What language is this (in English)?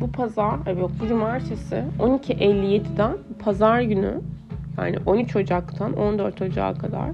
Turkish